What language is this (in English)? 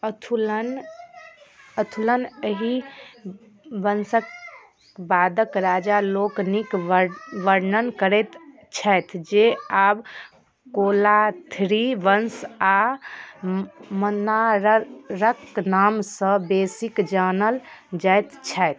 Maithili